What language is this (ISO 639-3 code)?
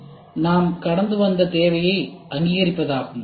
tam